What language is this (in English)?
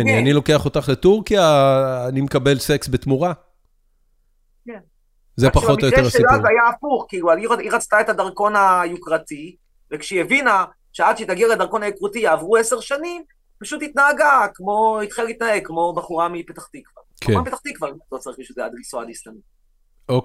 Hebrew